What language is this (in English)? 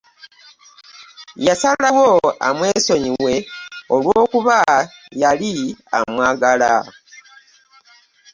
Ganda